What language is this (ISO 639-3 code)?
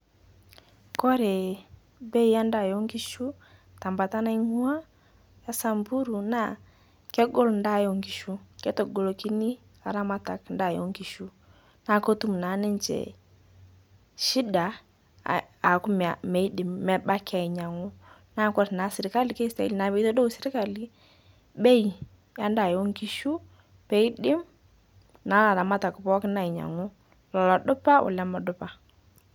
mas